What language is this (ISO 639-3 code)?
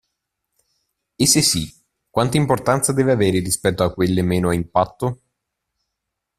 ita